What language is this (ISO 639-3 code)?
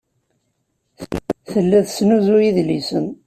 kab